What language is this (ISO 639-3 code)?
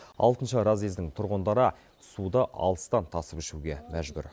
kaz